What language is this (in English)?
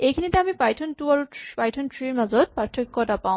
Assamese